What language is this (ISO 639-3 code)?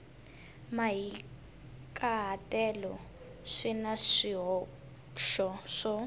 tso